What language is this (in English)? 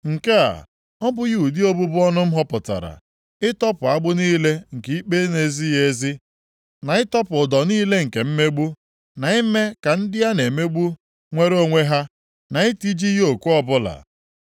Igbo